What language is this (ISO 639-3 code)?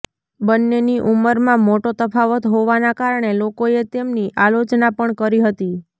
guj